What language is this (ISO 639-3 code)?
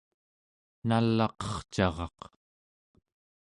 esu